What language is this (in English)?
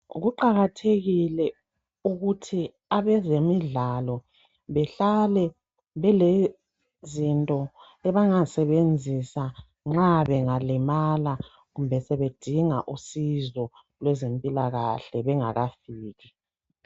North Ndebele